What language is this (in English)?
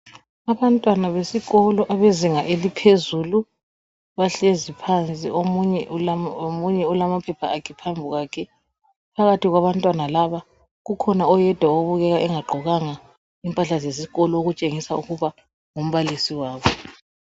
North Ndebele